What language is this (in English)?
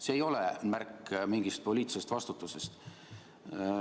Estonian